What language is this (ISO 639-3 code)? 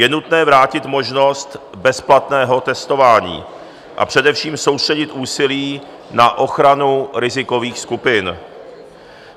ces